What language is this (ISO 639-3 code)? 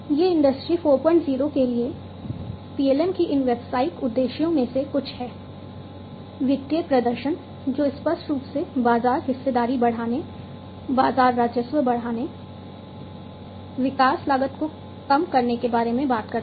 hin